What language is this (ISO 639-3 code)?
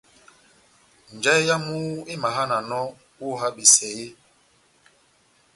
bnm